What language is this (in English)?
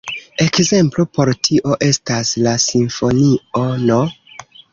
Esperanto